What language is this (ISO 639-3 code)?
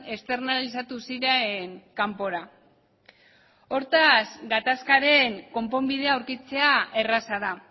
eus